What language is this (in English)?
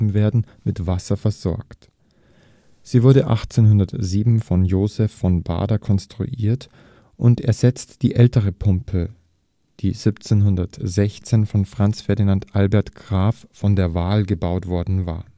German